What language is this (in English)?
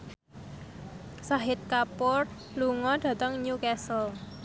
Javanese